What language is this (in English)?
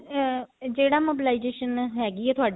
Punjabi